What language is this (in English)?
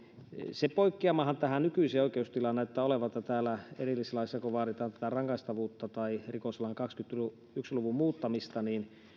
Finnish